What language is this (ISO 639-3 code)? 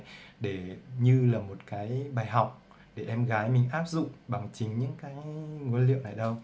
vie